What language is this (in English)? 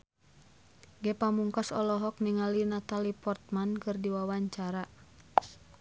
Sundanese